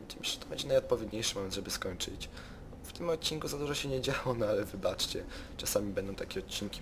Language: Polish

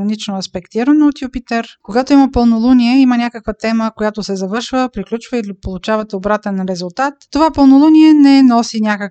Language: Bulgarian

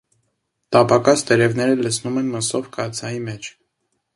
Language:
Armenian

